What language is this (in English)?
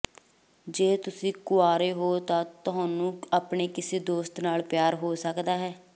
Punjabi